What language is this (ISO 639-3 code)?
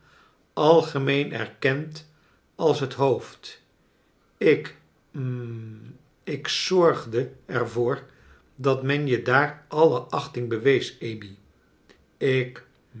nld